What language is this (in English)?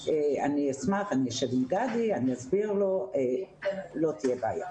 Hebrew